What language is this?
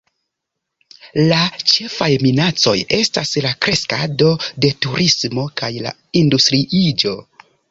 Esperanto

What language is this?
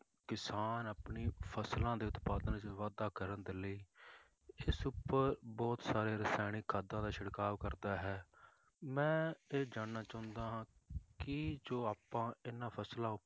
Punjabi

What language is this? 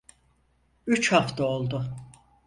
Turkish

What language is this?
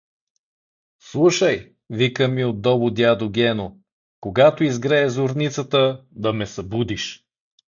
Bulgarian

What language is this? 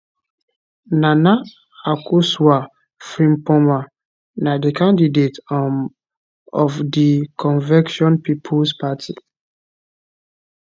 Nigerian Pidgin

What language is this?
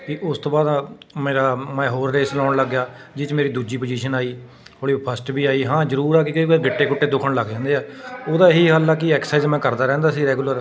Punjabi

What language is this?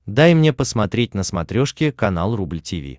Russian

